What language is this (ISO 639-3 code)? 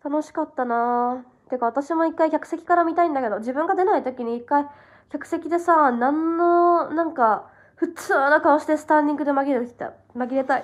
jpn